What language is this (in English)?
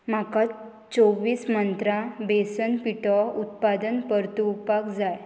Konkani